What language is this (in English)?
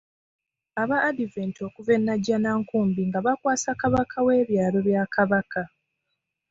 Ganda